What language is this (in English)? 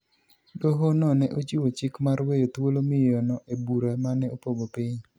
Luo (Kenya and Tanzania)